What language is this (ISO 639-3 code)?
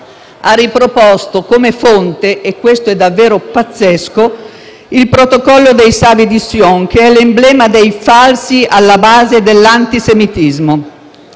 ita